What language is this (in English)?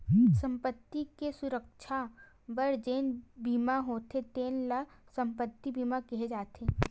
Chhattisgarhi